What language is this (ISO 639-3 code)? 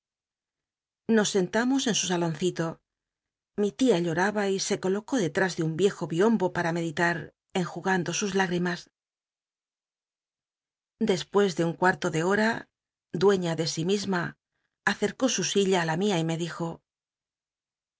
spa